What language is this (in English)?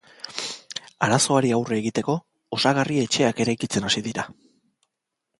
Basque